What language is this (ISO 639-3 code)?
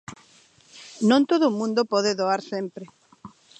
glg